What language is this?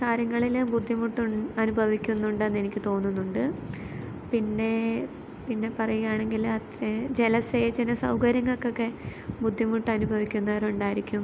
Malayalam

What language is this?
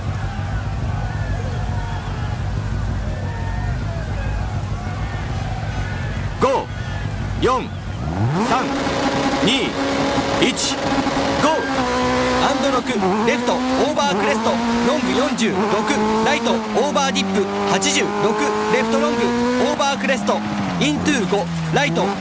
Japanese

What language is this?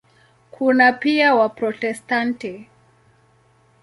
Swahili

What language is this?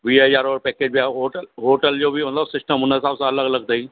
Sindhi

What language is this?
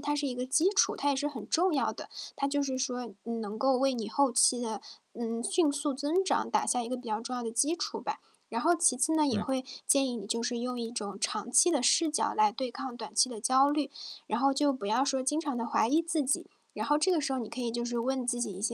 Chinese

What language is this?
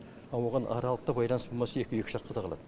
Kazakh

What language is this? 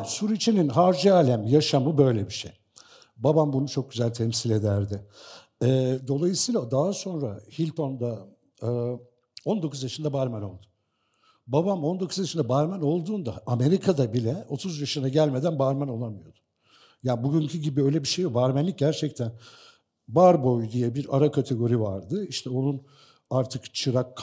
Turkish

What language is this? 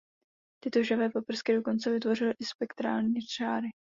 Czech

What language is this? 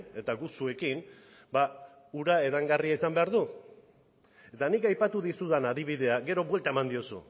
Basque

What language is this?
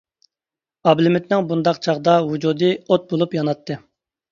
Uyghur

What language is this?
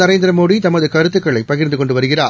Tamil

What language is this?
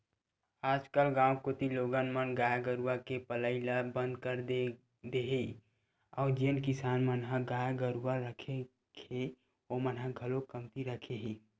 Chhattisgarhi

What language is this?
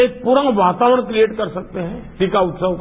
Hindi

